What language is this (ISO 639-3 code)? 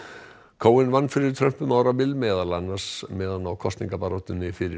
isl